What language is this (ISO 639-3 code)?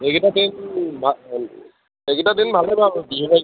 asm